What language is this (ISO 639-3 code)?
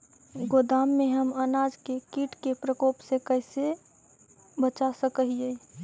mag